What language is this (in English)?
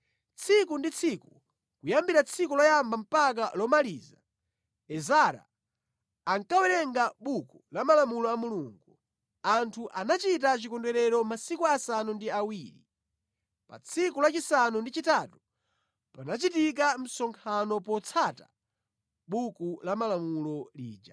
Nyanja